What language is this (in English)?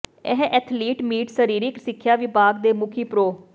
Punjabi